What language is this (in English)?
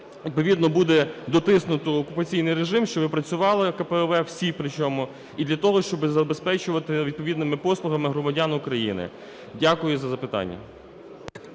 Ukrainian